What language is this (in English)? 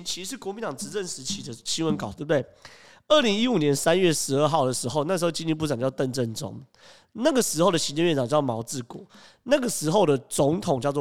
Chinese